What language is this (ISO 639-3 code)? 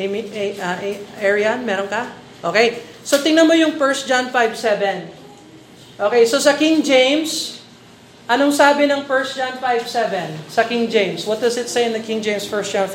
fil